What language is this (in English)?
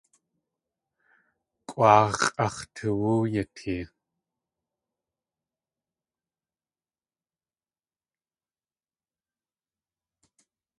Tlingit